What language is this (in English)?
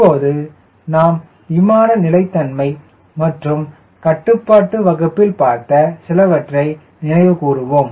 Tamil